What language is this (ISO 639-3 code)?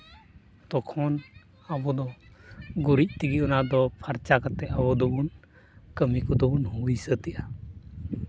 sat